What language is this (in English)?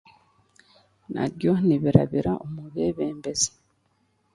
Chiga